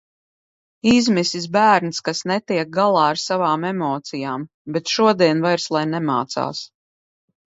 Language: Latvian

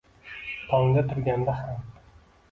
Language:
Uzbek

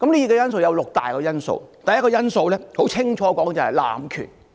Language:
Cantonese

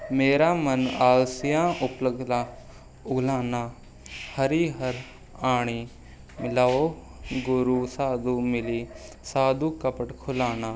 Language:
Punjabi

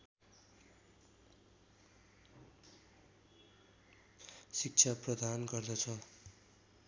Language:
Nepali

